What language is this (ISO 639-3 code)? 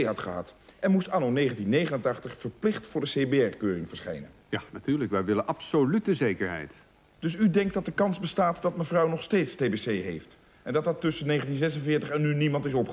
nld